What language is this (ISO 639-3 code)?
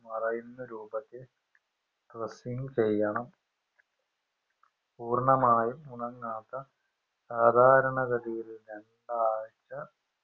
mal